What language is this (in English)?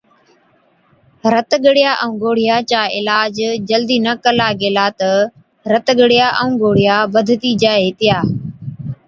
Od